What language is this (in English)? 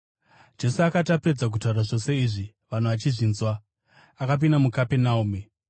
Shona